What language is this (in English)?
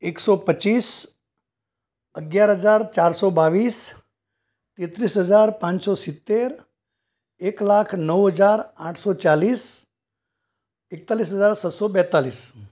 Gujarati